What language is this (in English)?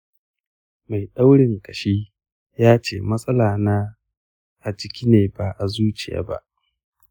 Hausa